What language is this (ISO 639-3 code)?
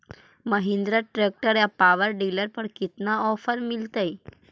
mag